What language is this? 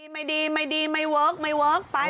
Thai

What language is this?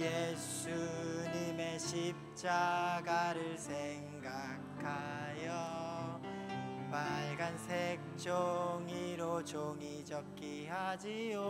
Korean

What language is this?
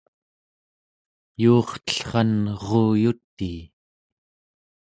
Central Yupik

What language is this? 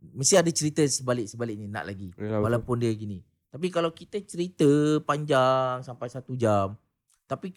Malay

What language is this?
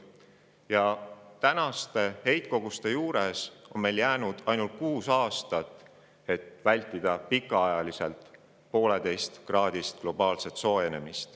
Estonian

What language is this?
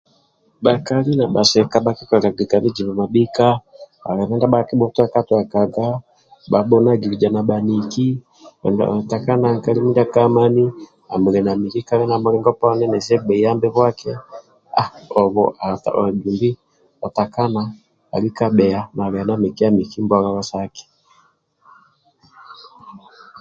Amba (Uganda)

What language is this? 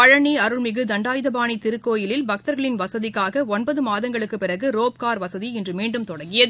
Tamil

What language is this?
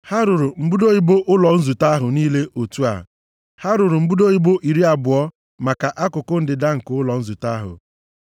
Igbo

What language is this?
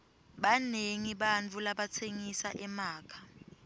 Swati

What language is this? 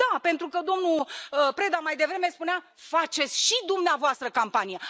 Romanian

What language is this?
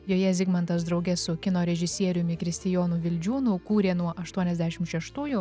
Lithuanian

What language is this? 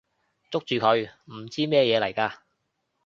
Cantonese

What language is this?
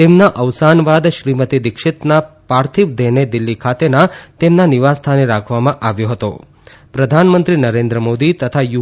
Gujarati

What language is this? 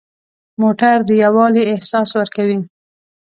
Pashto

